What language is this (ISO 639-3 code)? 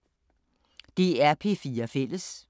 dan